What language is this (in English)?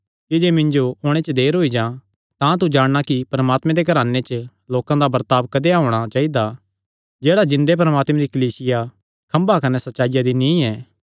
Kangri